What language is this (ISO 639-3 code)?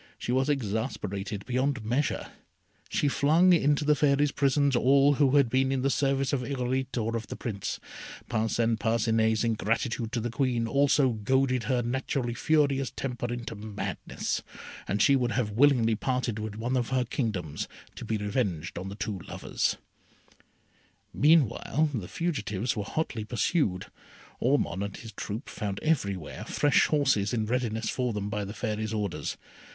eng